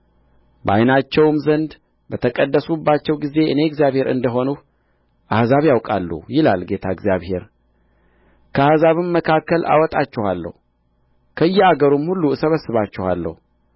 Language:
Amharic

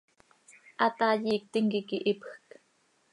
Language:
Seri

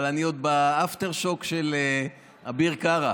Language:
Hebrew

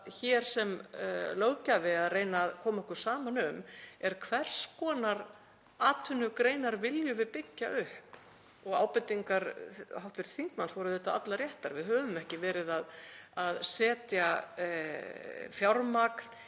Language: Icelandic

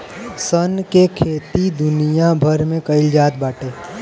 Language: Bhojpuri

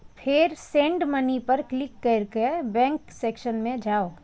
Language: Maithili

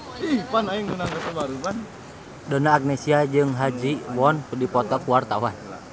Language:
Sundanese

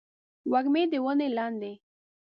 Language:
Pashto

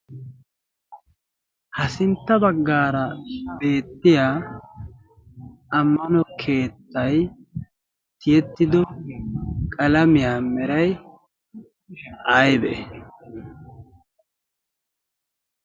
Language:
Wolaytta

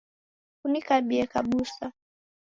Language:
Taita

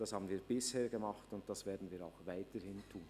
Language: Swiss German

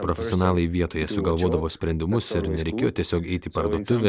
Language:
Lithuanian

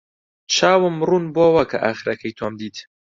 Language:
Central Kurdish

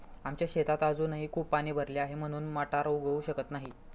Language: Marathi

